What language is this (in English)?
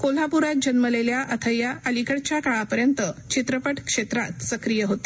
Marathi